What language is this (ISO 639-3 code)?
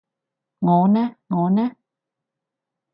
yue